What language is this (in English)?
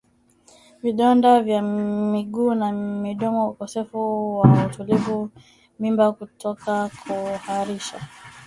Swahili